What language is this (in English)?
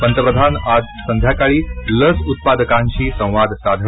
Marathi